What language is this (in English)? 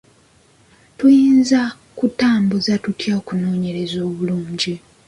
Ganda